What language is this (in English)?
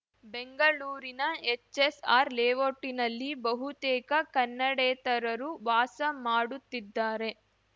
Kannada